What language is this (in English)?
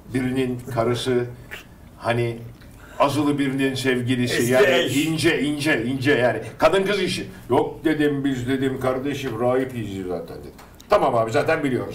Turkish